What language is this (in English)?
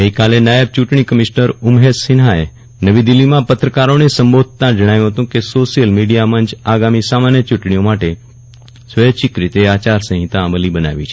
Gujarati